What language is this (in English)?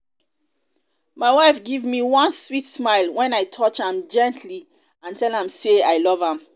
Nigerian Pidgin